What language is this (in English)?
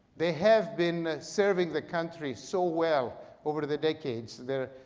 English